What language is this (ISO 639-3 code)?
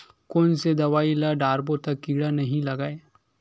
hne